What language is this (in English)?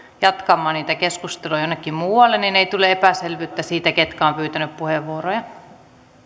Finnish